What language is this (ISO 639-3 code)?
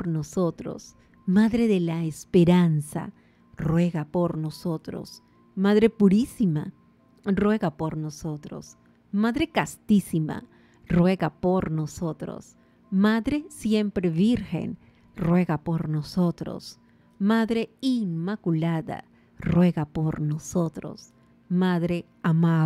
spa